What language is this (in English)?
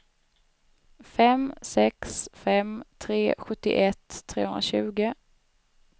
Swedish